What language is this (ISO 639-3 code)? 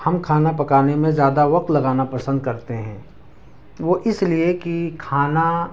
urd